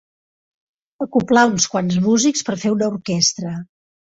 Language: Catalan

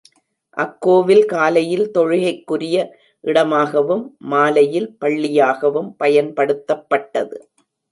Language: Tamil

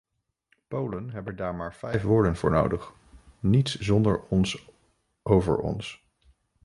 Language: Dutch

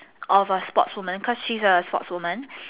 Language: English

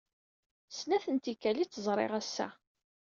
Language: Kabyle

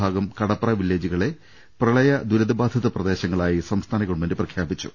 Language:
Malayalam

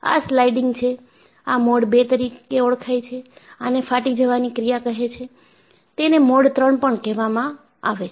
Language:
Gujarati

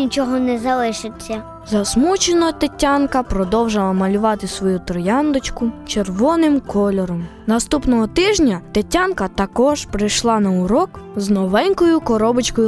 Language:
Ukrainian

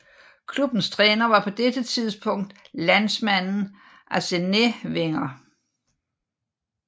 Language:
Danish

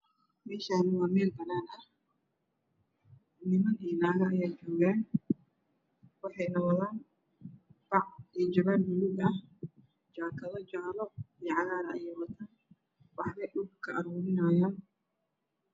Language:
Somali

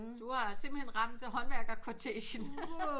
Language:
Danish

